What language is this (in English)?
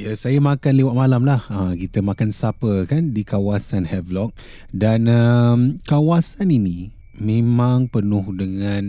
Malay